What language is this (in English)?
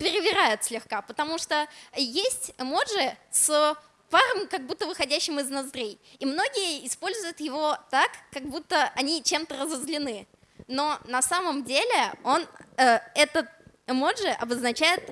Russian